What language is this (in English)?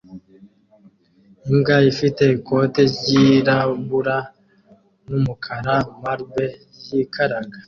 Kinyarwanda